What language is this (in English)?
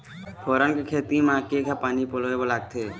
Chhattisgarhi